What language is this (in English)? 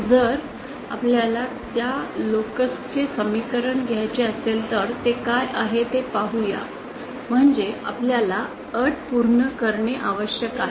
Marathi